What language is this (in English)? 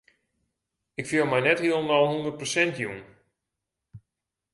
Western Frisian